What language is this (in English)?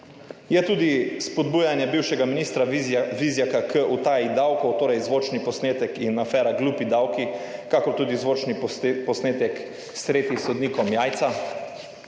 Slovenian